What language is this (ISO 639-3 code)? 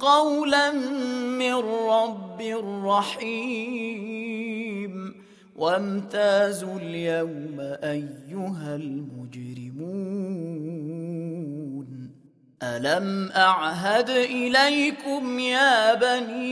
ara